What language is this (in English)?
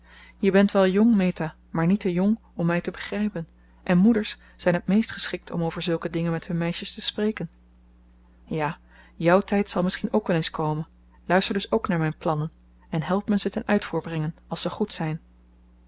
Dutch